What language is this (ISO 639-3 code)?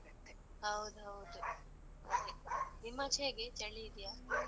kan